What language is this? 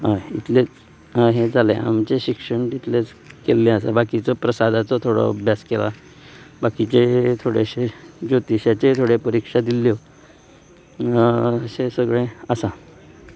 Konkani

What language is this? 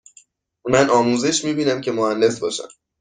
Persian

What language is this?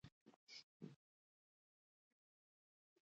Pashto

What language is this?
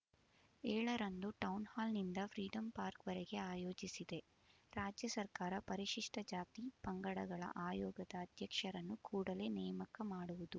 Kannada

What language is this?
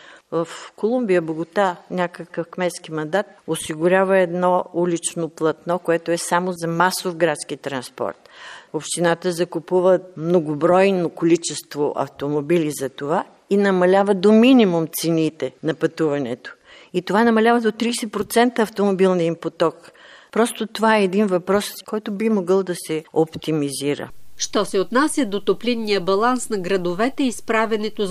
Bulgarian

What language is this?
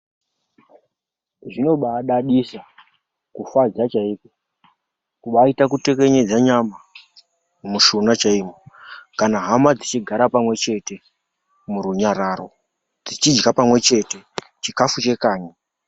Ndau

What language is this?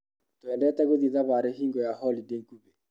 Kikuyu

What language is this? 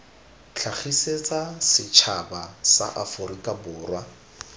Tswana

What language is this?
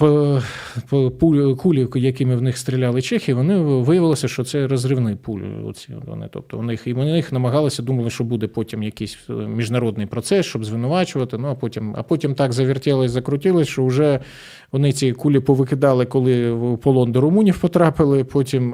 Ukrainian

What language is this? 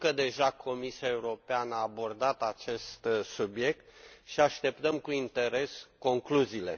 Romanian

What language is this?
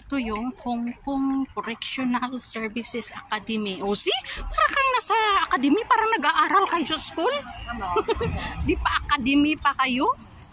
Filipino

